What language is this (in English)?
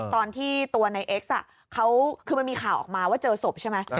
Thai